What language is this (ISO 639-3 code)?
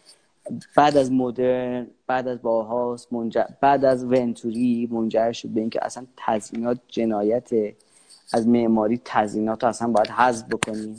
fas